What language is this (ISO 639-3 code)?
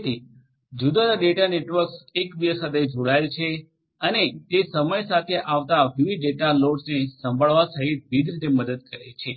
guj